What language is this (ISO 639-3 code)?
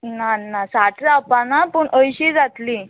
kok